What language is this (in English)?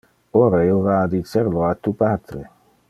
Interlingua